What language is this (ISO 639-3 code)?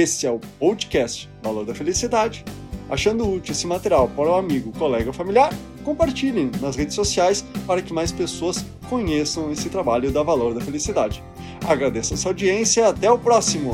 por